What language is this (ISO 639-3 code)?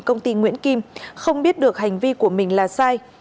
vie